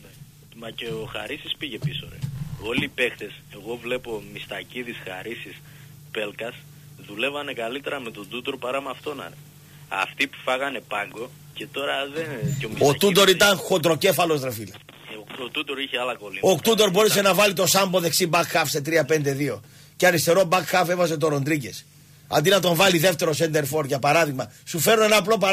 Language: Greek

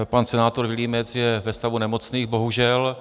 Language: Czech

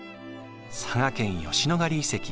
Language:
Japanese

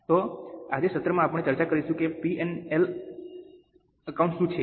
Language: Gujarati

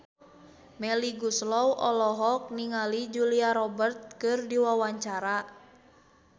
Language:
Sundanese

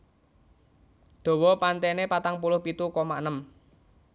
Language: Javanese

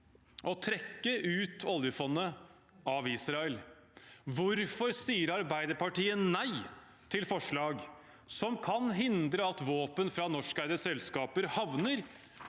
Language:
Norwegian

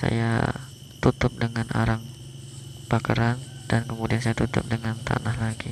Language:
Indonesian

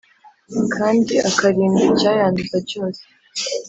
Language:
Kinyarwanda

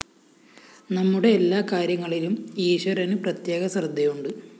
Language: Malayalam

